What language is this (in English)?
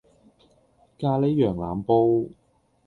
Cantonese